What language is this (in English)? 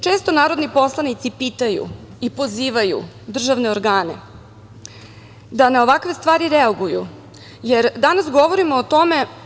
Serbian